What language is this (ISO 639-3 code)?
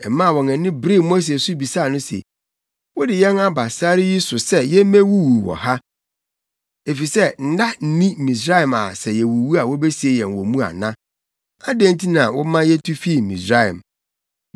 aka